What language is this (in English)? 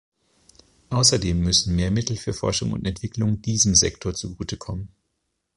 German